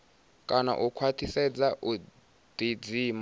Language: Venda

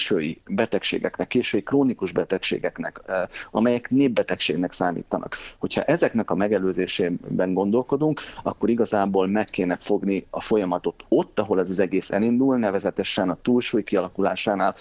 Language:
Hungarian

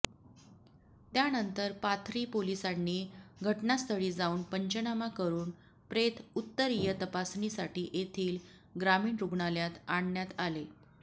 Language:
Marathi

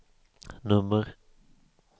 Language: Swedish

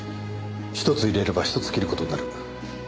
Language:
Japanese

